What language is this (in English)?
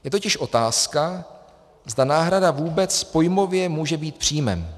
Czech